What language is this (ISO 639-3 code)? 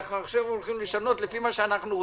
heb